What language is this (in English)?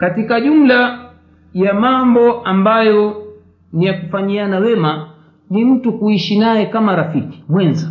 Swahili